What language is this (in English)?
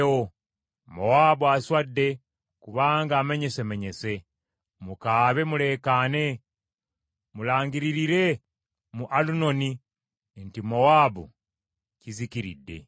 Ganda